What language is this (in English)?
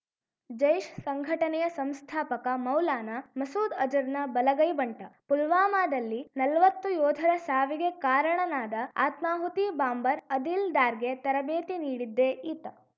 Kannada